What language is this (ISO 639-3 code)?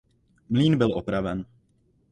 ces